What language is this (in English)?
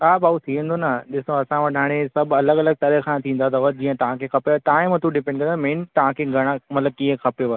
Sindhi